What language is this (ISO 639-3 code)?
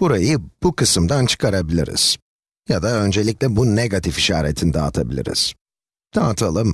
tur